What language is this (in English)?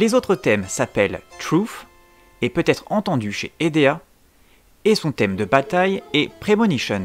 French